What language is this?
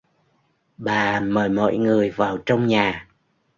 Vietnamese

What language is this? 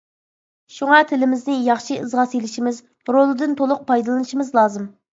Uyghur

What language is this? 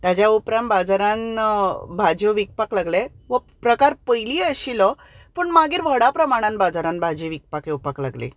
Konkani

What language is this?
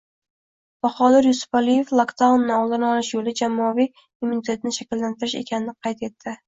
Uzbek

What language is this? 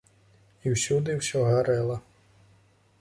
Belarusian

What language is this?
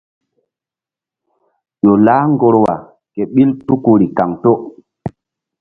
Mbum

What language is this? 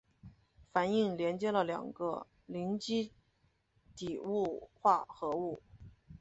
Chinese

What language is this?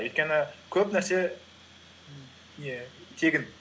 Kazakh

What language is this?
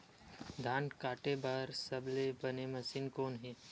Chhattisgarhi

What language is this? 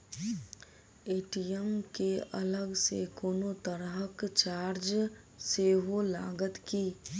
Maithili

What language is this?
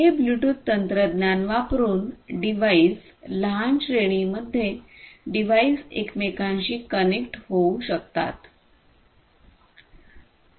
Marathi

